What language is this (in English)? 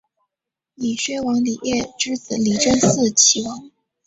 Chinese